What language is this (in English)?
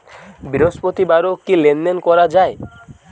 Bangla